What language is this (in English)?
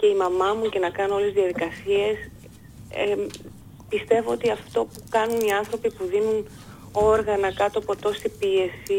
Greek